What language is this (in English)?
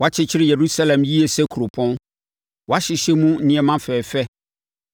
Akan